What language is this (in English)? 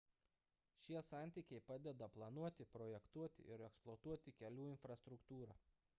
Lithuanian